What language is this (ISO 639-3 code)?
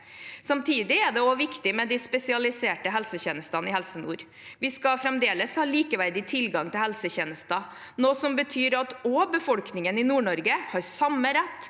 nor